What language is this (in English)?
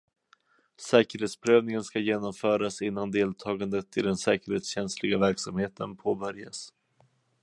Swedish